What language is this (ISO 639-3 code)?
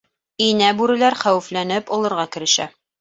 bak